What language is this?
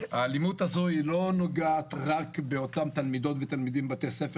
Hebrew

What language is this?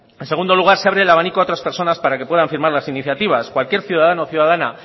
Spanish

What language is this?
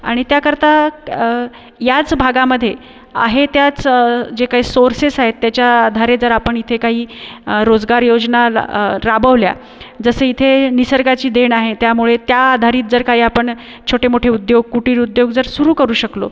Marathi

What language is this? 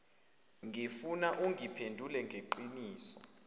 Zulu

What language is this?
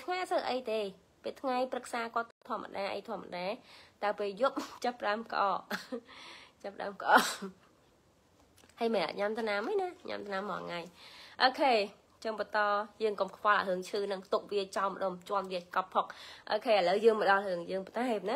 Vietnamese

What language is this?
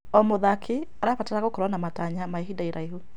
Kikuyu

